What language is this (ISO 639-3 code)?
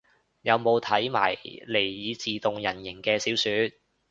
yue